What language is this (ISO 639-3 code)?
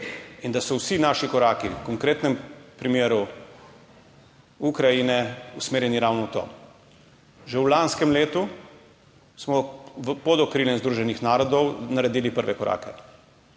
slv